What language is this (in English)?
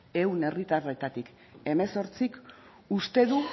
Basque